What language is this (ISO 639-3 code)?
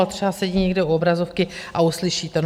ces